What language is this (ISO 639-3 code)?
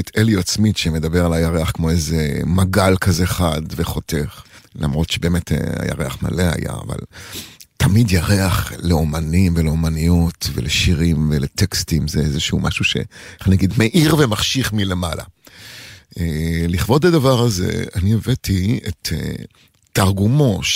heb